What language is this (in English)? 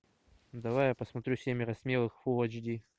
Russian